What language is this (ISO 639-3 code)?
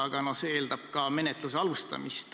est